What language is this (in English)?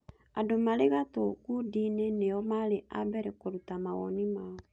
Kikuyu